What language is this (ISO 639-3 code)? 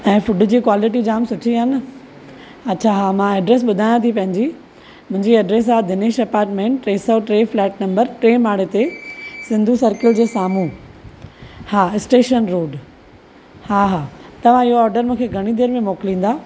snd